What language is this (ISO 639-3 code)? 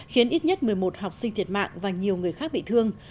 vie